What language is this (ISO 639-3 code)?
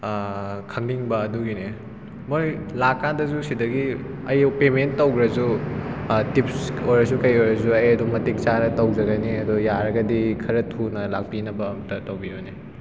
mni